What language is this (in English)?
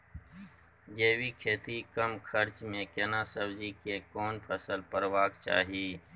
Maithili